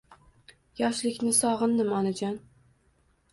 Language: Uzbek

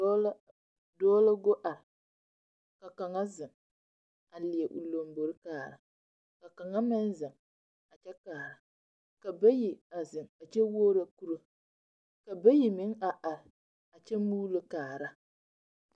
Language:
Southern Dagaare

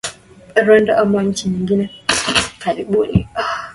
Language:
Swahili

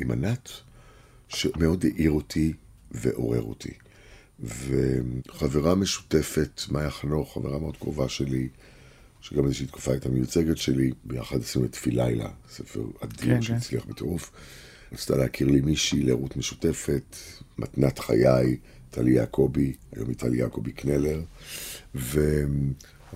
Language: Hebrew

